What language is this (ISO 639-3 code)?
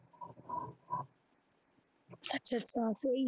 pan